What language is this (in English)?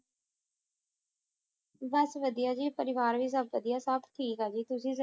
Punjabi